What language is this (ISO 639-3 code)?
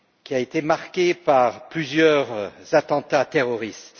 fra